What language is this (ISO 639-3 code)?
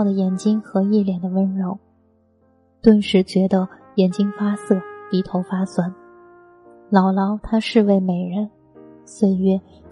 zho